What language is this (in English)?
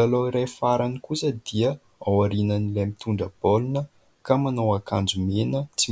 Malagasy